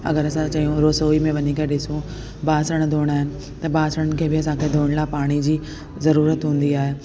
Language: Sindhi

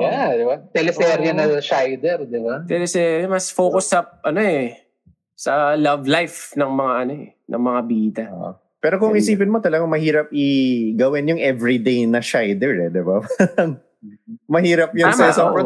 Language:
Filipino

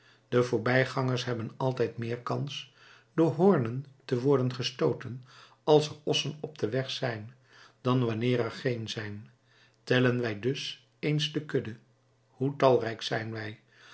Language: Dutch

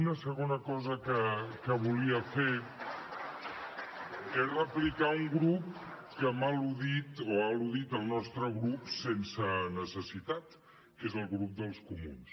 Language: Catalan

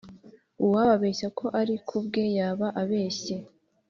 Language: Kinyarwanda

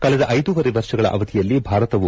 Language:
Kannada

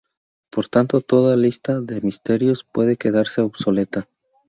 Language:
Spanish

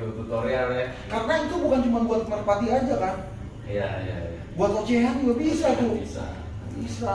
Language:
Indonesian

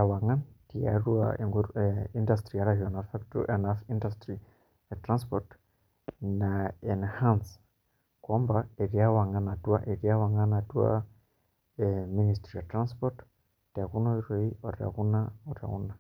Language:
Masai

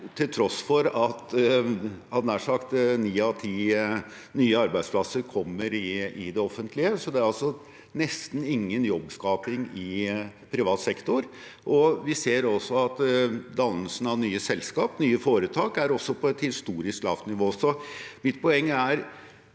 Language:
Norwegian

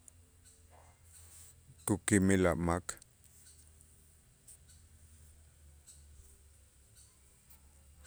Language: Itzá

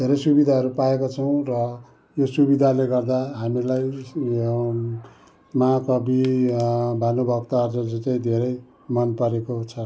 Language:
Nepali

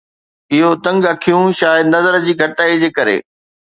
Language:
Sindhi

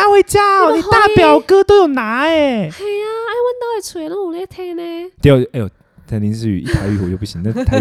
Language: Chinese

